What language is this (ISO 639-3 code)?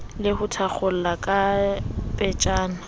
sot